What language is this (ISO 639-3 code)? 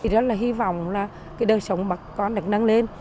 vie